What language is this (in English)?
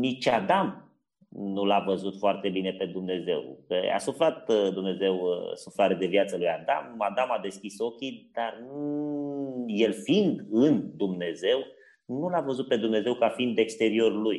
Romanian